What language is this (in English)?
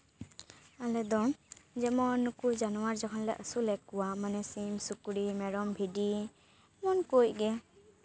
Santali